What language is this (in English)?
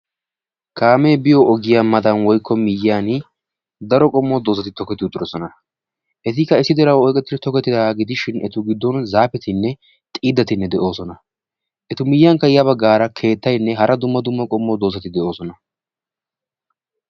Wolaytta